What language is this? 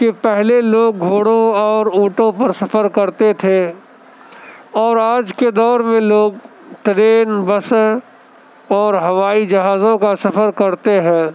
Urdu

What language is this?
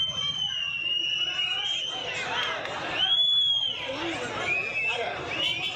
Tamil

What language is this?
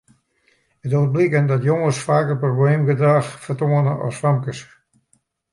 Western Frisian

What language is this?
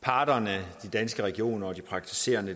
Danish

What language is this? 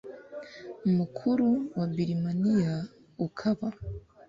Kinyarwanda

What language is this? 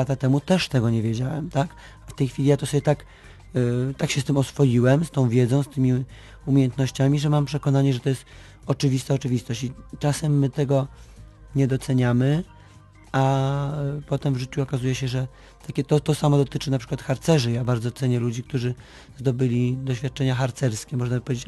Polish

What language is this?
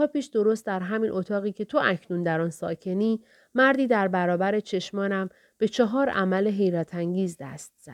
Persian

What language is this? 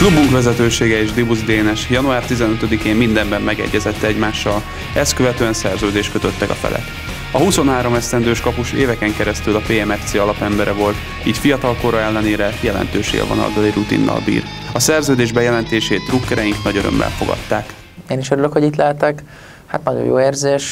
Hungarian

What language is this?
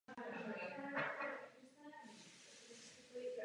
Czech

